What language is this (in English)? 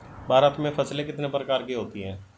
Hindi